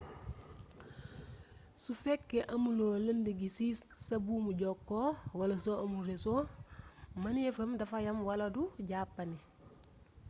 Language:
Wolof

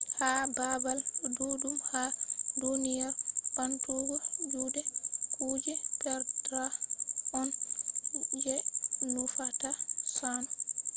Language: Fula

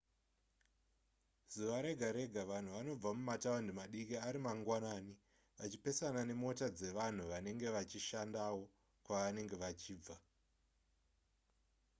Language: Shona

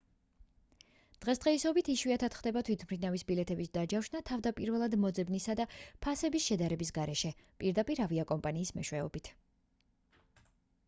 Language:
Georgian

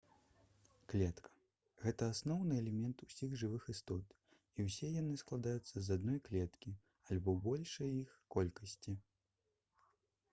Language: Belarusian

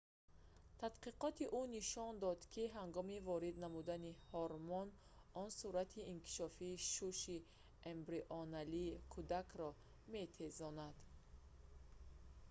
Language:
Tajik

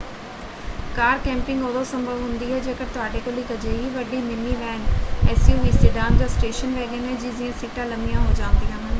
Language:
Punjabi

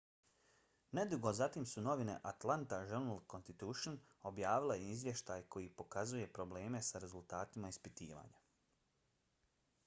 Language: Bosnian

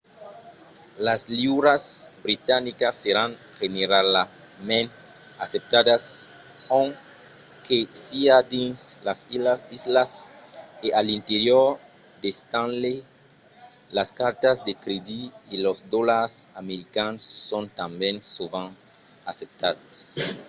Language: Occitan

